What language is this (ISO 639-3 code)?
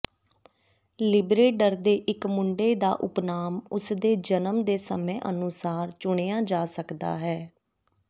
pan